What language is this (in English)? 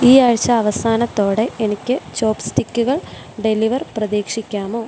Malayalam